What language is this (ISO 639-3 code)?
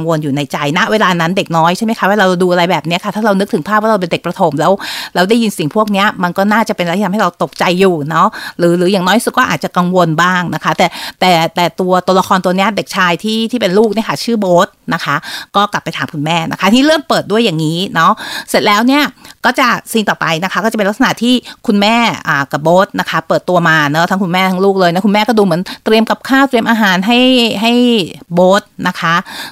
tha